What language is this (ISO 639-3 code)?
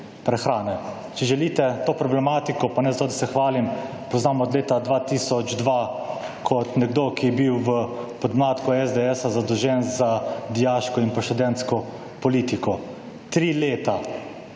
slv